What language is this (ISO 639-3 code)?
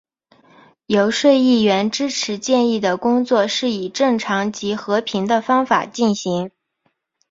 zho